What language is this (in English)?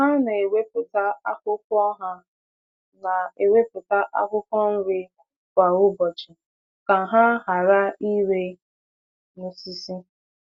Igbo